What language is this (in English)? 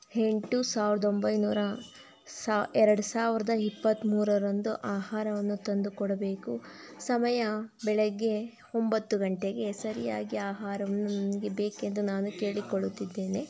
Kannada